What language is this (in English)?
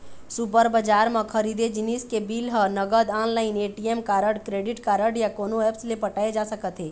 Chhattisgarhi